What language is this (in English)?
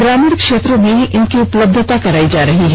Hindi